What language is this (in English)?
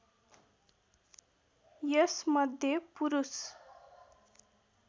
Nepali